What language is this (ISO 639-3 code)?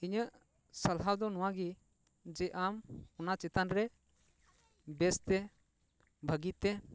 sat